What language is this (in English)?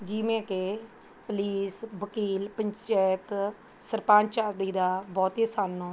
Punjabi